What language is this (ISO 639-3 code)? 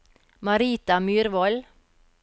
nor